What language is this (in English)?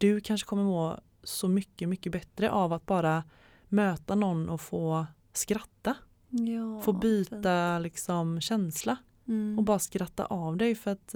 Swedish